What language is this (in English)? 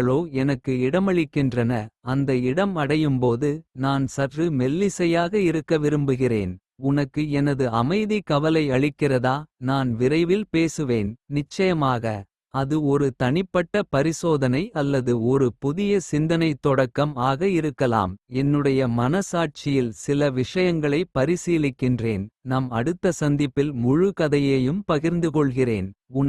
Kota (India)